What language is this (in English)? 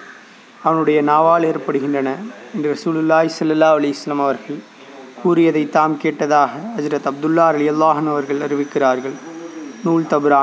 Tamil